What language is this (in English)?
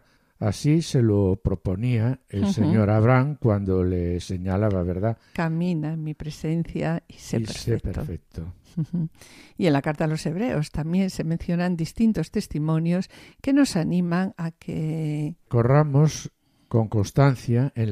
Spanish